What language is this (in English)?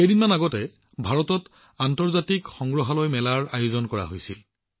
Assamese